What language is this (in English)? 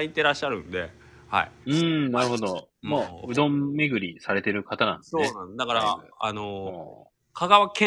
Japanese